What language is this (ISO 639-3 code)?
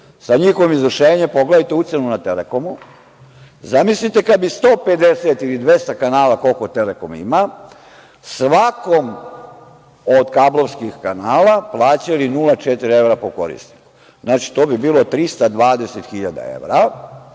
srp